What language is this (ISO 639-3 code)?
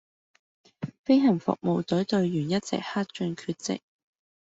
yue